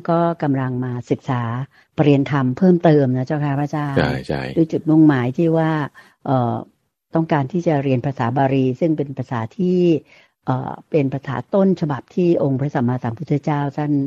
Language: Thai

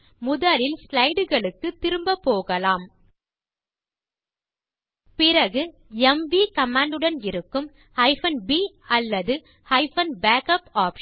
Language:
Tamil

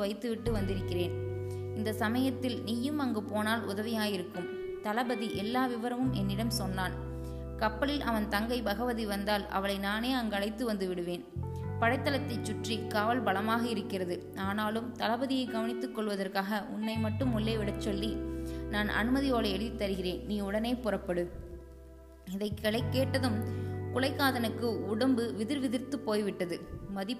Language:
Tamil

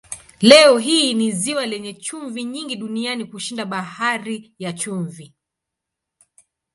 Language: Swahili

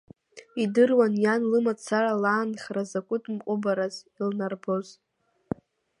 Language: Abkhazian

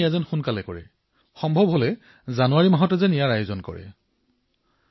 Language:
Assamese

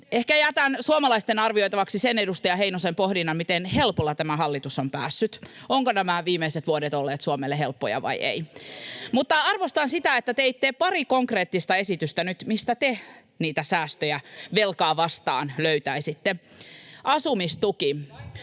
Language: Finnish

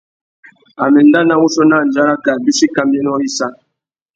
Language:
Tuki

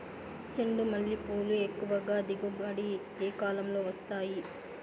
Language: Telugu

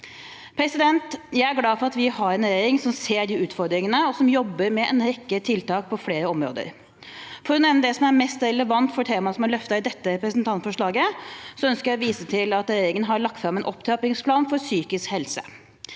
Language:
Norwegian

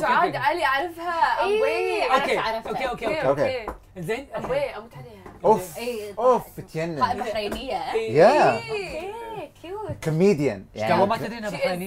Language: Arabic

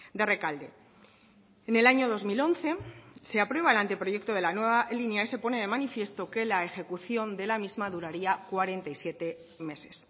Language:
Spanish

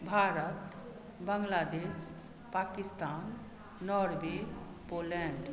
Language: Maithili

